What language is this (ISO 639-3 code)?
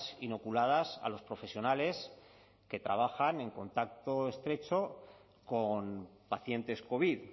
spa